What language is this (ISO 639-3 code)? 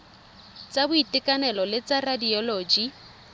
tsn